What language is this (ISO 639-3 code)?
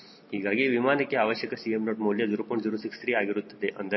kan